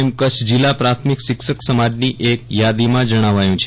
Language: Gujarati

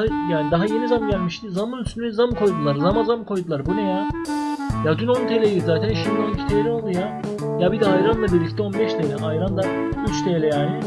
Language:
Turkish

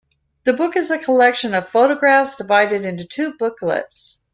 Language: English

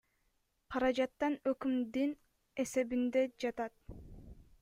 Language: Kyrgyz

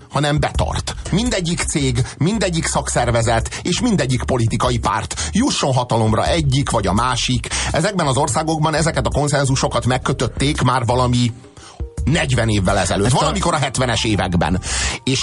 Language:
Hungarian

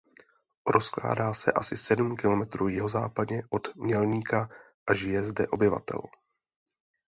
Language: Czech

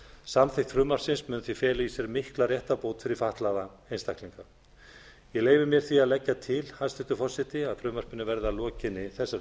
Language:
Icelandic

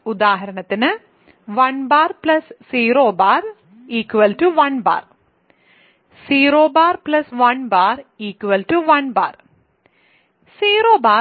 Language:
Malayalam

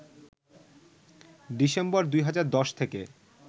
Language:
Bangla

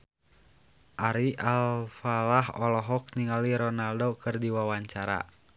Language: Sundanese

